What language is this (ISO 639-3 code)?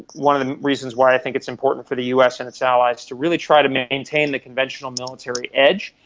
eng